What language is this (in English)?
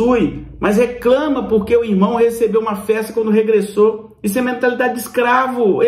Portuguese